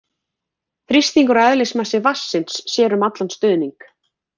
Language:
Icelandic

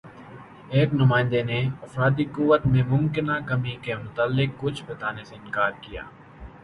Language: Urdu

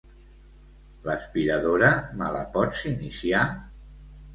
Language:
Catalan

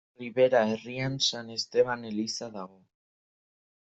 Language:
Basque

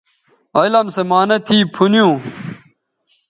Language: Bateri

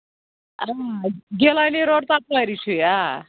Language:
Kashmiri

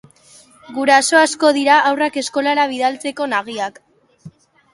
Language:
Basque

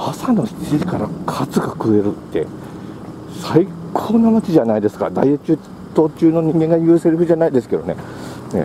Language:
Japanese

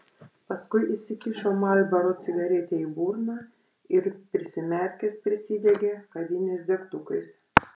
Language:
Lithuanian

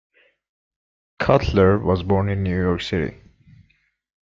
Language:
English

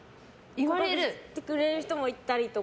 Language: Japanese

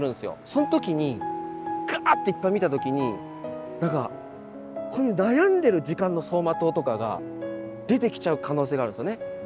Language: Japanese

